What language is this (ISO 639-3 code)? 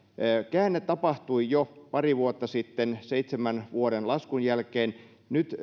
fin